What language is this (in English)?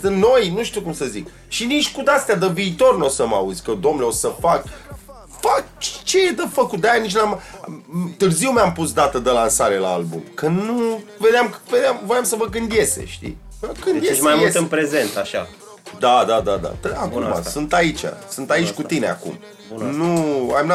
Romanian